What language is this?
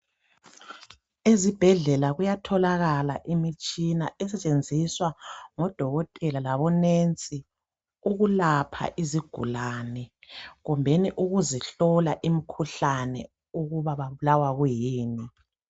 North Ndebele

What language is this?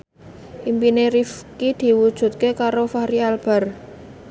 Javanese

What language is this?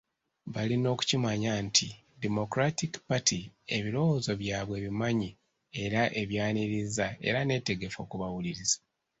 Ganda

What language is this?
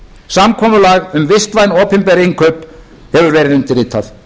Icelandic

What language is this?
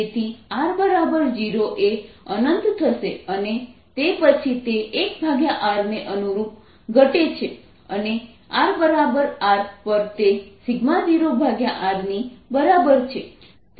Gujarati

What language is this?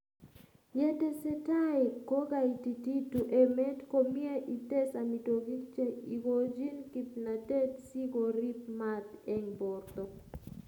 Kalenjin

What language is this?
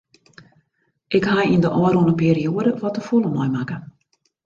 Western Frisian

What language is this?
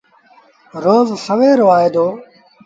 Sindhi Bhil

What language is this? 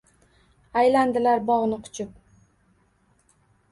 Uzbek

